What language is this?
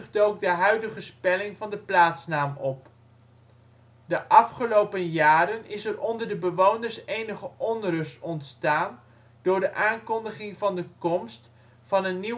Dutch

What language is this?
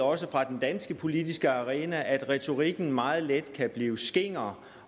Danish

